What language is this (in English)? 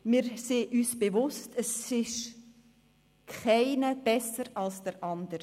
Swiss German